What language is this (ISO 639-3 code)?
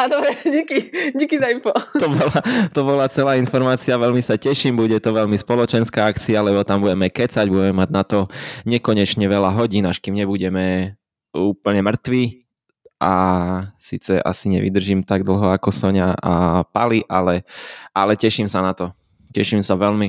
slk